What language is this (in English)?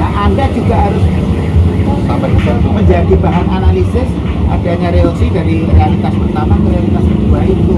Indonesian